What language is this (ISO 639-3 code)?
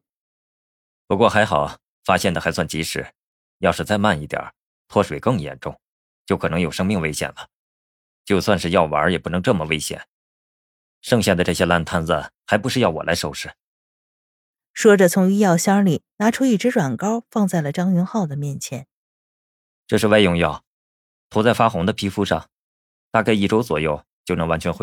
zho